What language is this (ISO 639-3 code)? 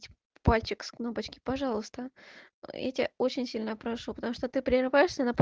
rus